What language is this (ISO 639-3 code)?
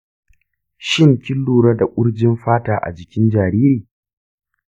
hau